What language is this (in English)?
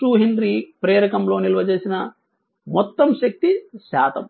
Telugu